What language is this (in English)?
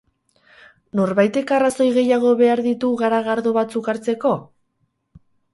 Basque